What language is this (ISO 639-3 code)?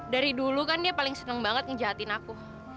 ind